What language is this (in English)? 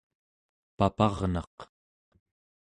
Central Yupik